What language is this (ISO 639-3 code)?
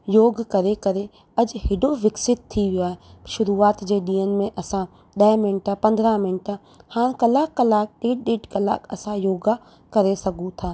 snd